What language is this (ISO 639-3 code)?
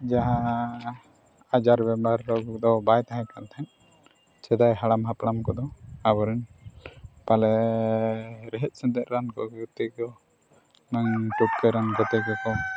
sat